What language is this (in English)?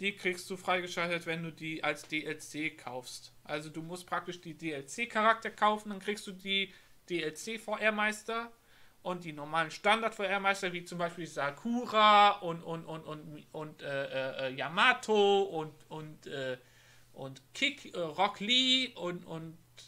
German